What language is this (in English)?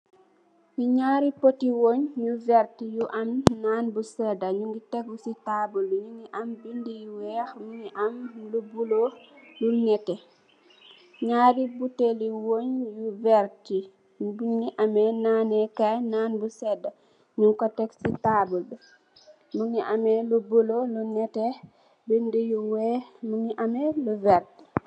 Wolof